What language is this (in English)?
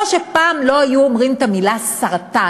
Hebrew